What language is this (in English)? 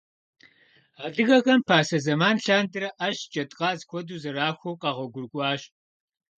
Kabardian